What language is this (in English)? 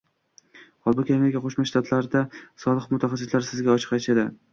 Uzbek